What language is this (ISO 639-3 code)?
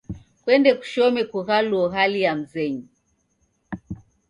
dav